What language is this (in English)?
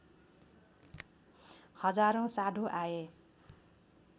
Nepali